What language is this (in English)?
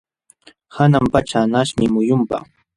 Jauja Wanca Quechua